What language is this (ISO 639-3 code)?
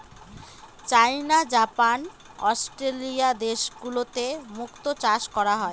ben